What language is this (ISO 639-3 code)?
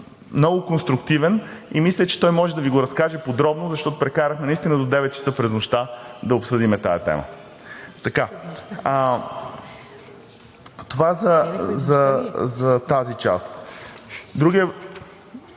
bul